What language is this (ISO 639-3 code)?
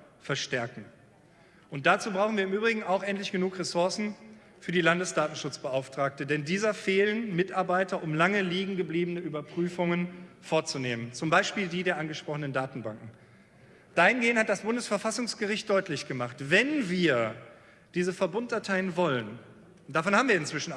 deu